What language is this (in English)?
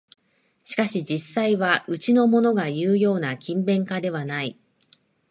Japanese